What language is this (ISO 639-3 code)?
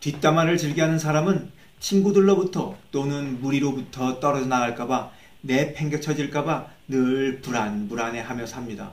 kor